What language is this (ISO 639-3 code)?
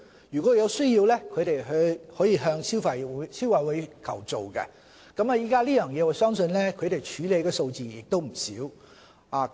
yue